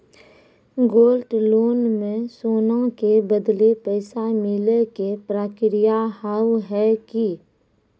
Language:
Maithili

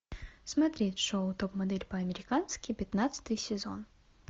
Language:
Russian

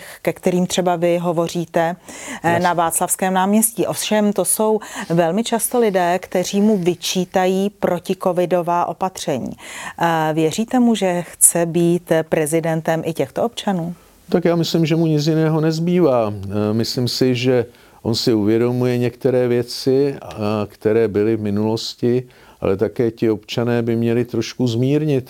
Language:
Czech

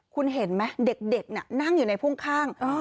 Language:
Thai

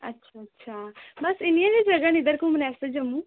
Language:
Dogri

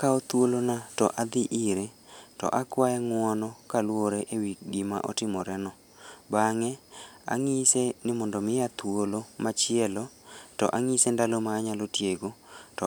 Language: Luo (Kenya and Tanzania)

